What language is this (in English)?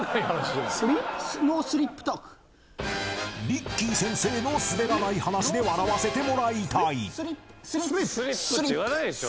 Japanese